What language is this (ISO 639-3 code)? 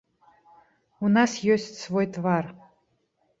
bel